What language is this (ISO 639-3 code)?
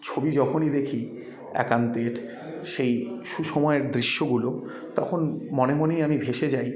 ben